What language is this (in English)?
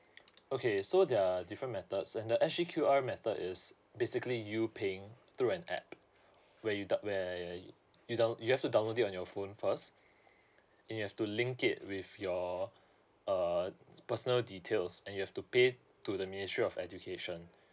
English